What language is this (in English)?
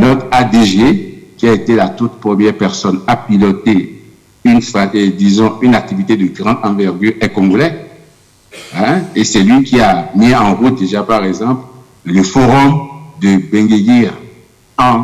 French